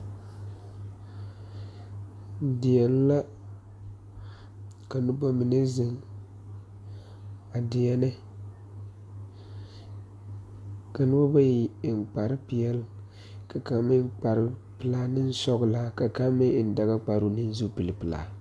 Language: Southern Dagaare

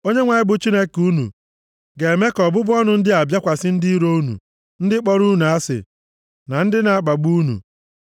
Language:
Igbo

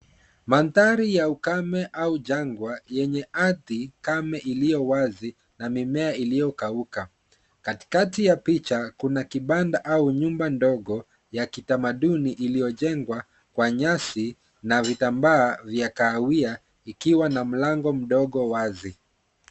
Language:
Swahili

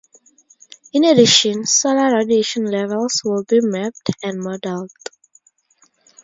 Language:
English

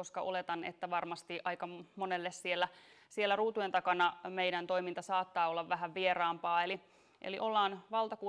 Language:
Finnish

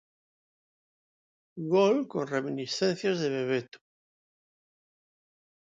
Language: Galician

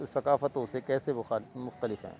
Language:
Urdu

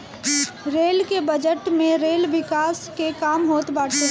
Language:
Bhojpuri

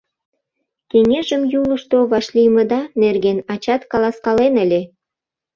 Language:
Mari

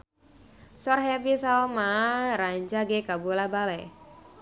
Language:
Sundanese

